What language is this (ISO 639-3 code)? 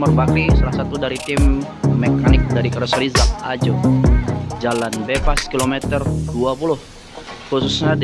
ind